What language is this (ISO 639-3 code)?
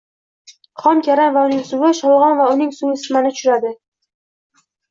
uzb